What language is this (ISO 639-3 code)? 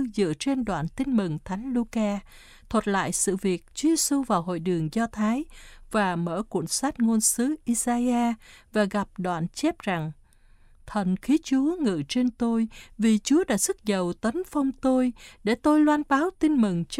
vie